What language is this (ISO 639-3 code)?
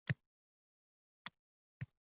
uzb